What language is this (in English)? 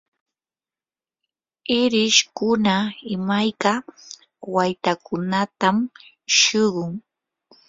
Yanahuanca Pasco Quechua